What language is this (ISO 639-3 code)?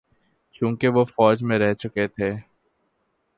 urd